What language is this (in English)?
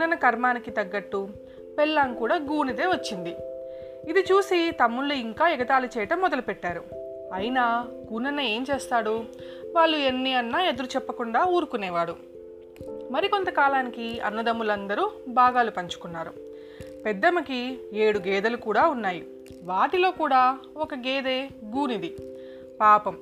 Telugu